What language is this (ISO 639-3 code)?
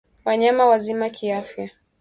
swa